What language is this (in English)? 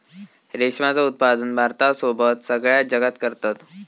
Marathi